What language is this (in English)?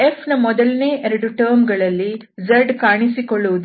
Kannada